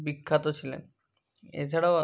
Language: Bangla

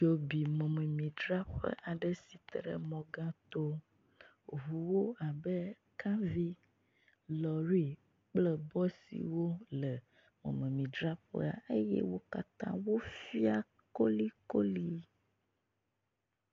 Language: Ewe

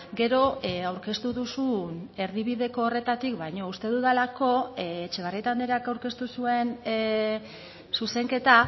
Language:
Basque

